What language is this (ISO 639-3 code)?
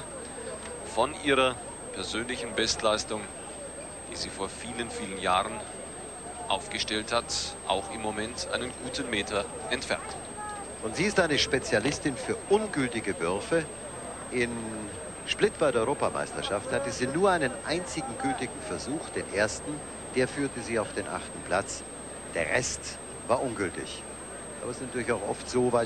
deu